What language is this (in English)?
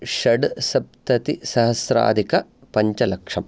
Sanskrit